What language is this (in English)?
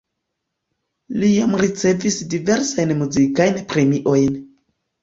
Esperanto